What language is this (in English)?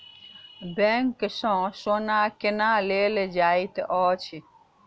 Maithili